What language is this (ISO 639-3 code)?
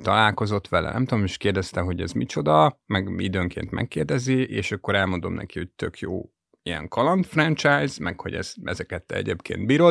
hun